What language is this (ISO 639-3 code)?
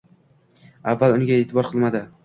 uzb